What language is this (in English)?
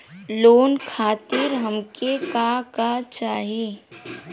Bhojpuri